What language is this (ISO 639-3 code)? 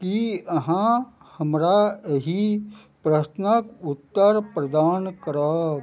mai